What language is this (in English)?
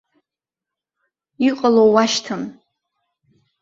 Abkhazian